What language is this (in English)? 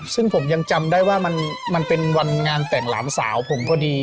Thai